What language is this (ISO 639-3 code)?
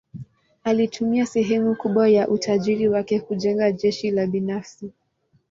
swa